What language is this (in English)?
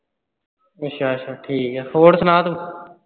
Punjabi